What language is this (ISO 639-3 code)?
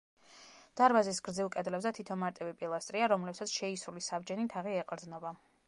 kat